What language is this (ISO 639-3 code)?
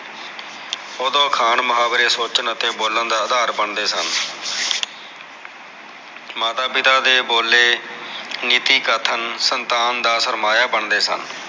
pan